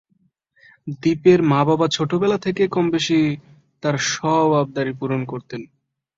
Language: Bangla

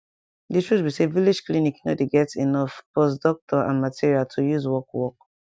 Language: Nigerian Pidgin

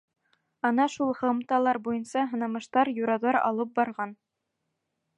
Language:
Bashkir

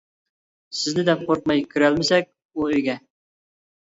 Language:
Uyghur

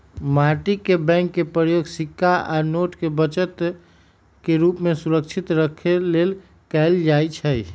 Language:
Magahi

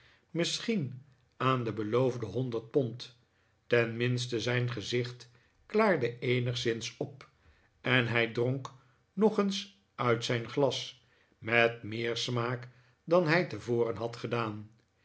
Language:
Dutch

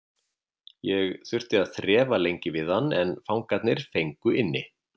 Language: Icelandic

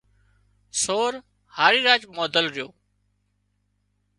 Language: Wadiyara Koli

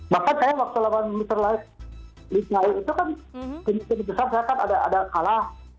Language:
Indonesian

